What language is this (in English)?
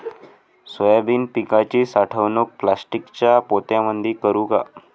Marathi